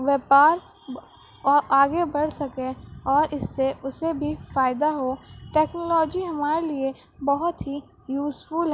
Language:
Urdu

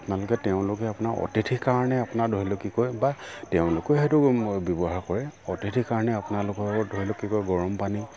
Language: Assamese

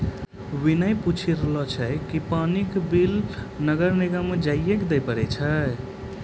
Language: Maithili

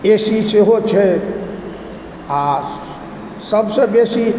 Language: Maithili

